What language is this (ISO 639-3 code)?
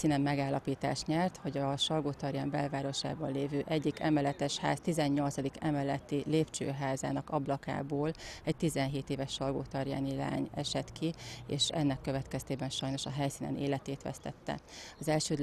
hun